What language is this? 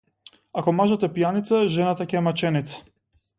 Macedonian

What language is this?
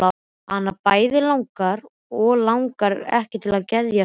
Icelandic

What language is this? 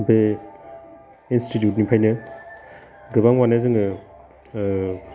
Bodo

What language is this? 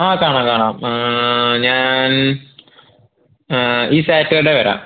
Malayalam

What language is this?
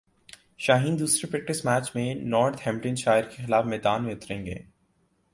Urdu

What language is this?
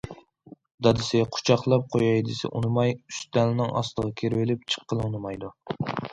Uyghur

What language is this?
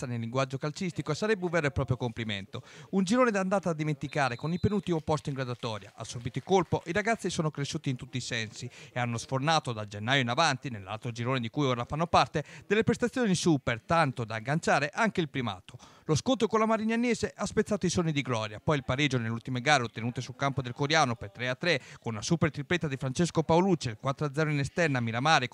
Italian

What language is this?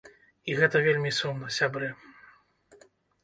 Belarusian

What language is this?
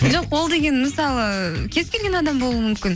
Kazakh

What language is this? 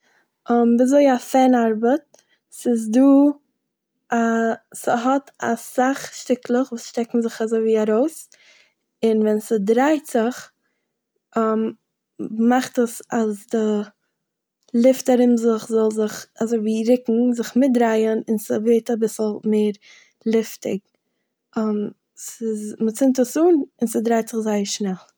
Yiddish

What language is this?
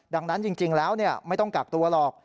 Thai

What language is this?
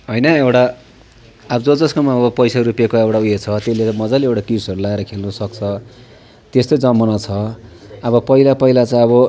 Nepali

